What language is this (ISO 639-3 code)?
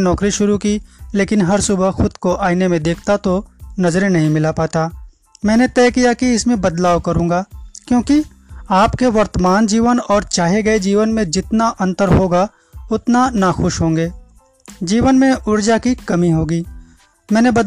hin